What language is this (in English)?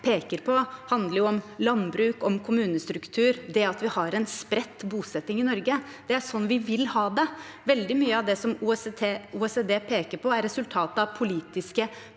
Norwegian